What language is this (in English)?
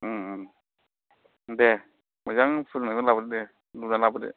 Bodo